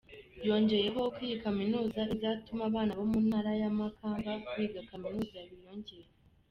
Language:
Kinyarwanda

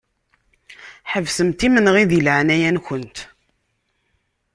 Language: Kabyle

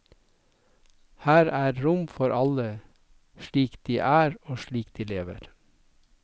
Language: Norwegian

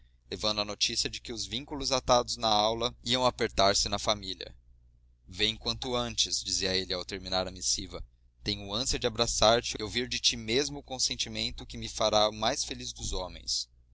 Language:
Portuguese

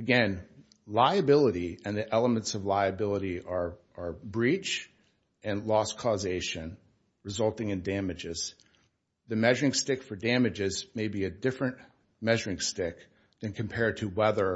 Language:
English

